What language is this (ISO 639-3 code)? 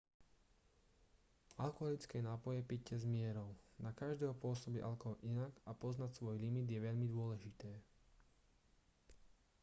slk